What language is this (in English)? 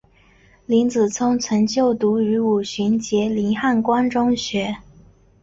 Chinese